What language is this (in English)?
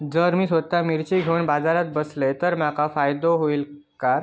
Marathi